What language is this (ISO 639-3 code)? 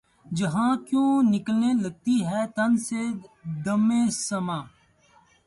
urd